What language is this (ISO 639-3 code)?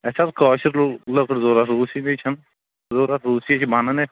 kas